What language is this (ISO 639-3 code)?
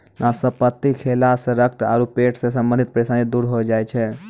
mai